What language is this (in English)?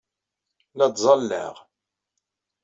Kabyle